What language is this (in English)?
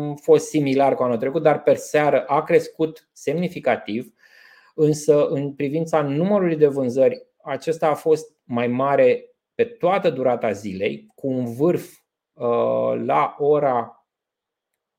Romanian